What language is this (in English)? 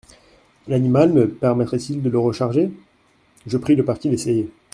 French